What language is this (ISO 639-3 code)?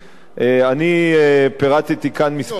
heb